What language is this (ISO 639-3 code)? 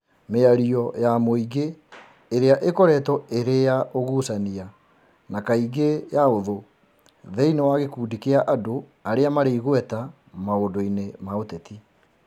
kik